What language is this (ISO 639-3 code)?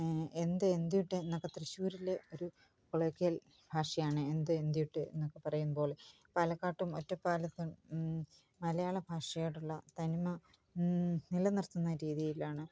mal